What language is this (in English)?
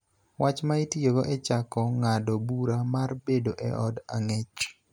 Luo (Kenya and Tanzania)